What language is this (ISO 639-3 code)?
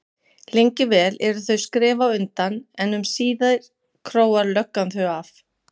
isl